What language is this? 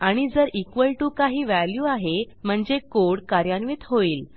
Marathi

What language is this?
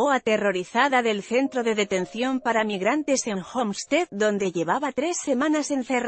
Spanish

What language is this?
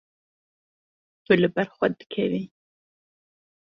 Kurdish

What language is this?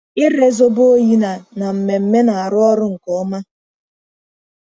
Igbo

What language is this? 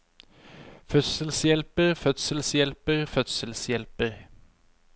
Norwegian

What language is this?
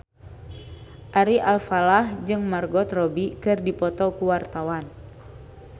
Sundanese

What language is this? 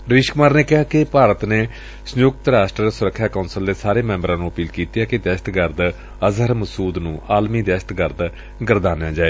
Punjabi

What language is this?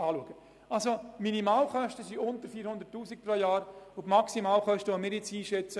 Swiss German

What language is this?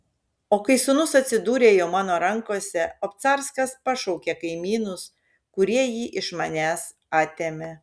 Lithuanian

